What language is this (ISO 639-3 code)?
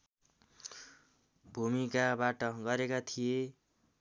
nep